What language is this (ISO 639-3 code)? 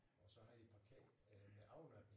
dan